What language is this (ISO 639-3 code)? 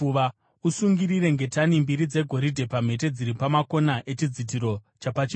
sna